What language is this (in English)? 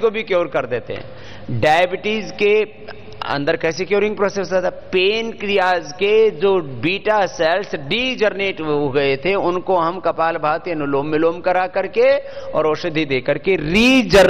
Hindi